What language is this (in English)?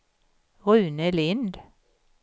Swedish